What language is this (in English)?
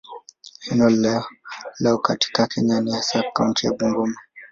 Swahili